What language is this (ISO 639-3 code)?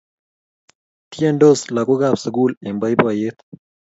kln